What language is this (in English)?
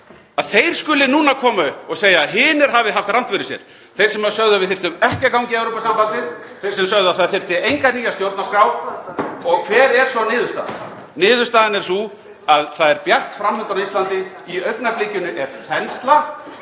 Icelandic